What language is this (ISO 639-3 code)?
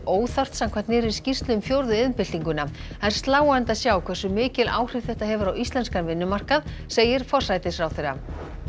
isl